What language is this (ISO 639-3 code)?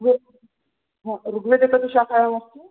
san